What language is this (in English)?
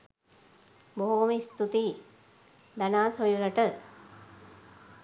Sinhala